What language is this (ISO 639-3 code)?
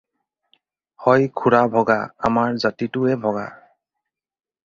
asm